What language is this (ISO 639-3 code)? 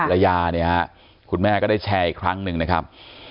tha